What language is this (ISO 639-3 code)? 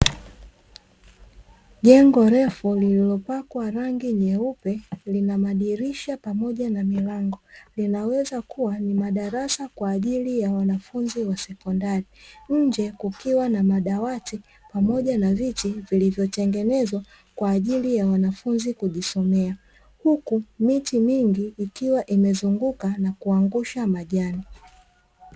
swa